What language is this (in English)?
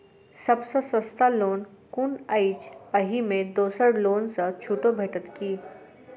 Maithili